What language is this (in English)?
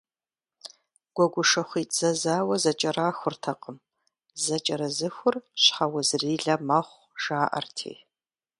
Kabardian